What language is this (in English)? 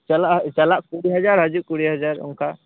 Santali